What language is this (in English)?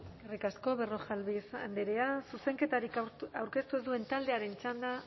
Basque